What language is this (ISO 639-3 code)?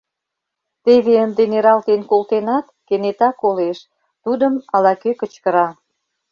chm